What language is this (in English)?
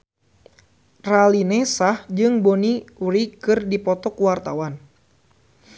Sundanese